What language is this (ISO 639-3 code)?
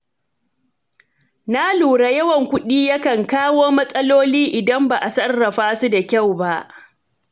hau